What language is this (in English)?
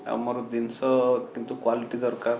Odia